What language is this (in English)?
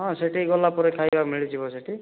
Odia